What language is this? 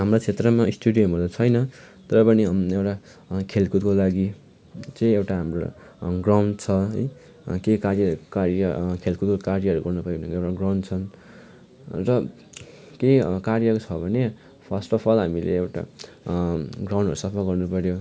Nepali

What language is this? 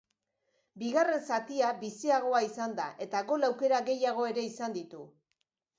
Basque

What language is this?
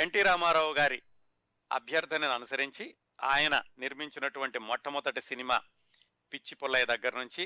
Telugu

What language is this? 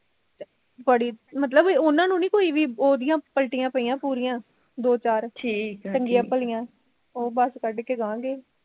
Punjabi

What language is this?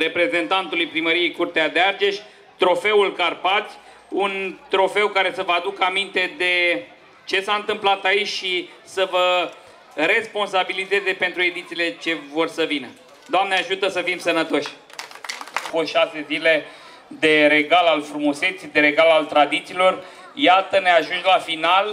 Romanian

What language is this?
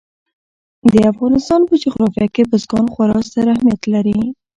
Pashto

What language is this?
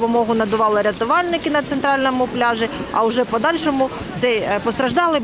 Ukrainian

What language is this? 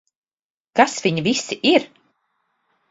Latvian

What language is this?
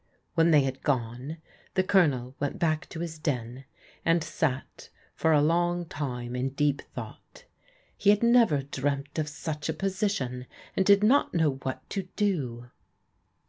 English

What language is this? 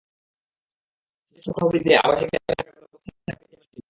Bangla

